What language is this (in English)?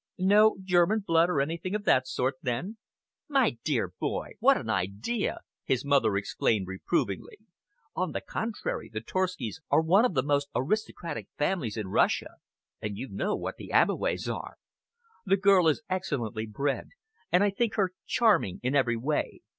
English